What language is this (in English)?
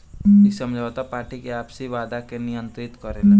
Bhojpuri